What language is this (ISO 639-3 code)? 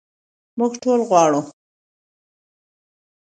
pus